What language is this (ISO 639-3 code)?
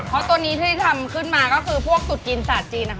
tha